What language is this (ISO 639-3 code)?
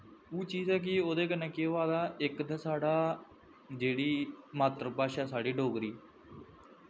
doi